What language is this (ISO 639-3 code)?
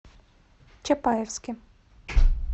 rus